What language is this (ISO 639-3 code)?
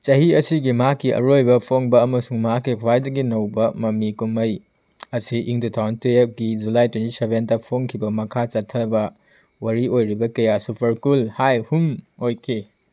mni